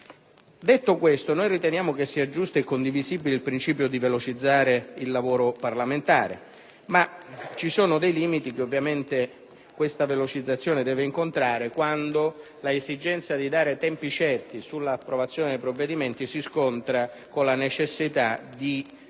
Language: Italian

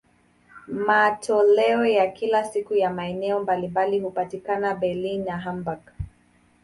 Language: Swahili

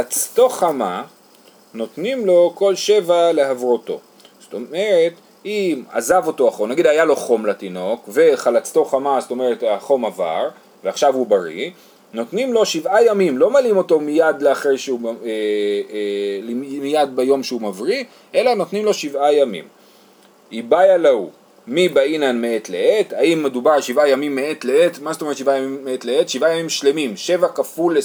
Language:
Hebrew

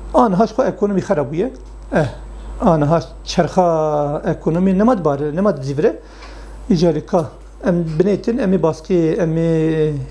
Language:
Arabic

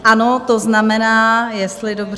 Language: Czech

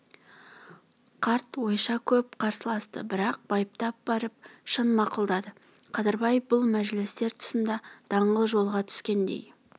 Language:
Kazakh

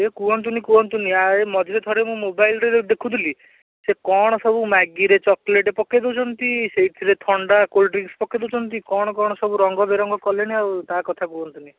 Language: Odia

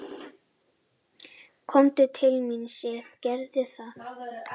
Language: Icelandic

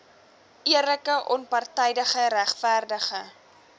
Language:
Afrikaans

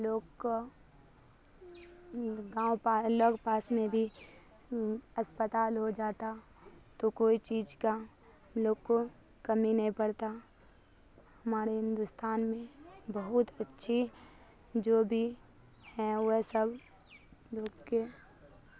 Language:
Urdu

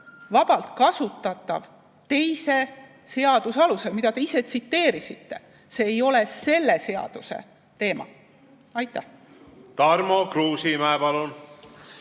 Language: Estonian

